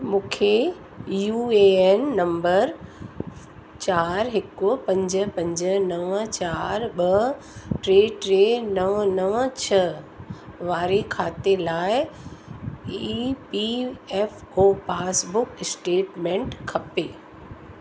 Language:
Sindhi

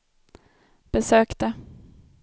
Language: Swedish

